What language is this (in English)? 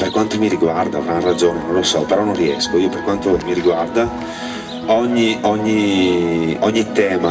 Italian